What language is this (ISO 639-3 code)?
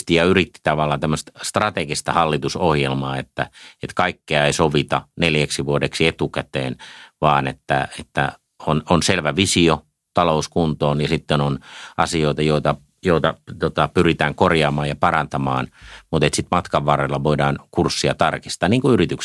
fin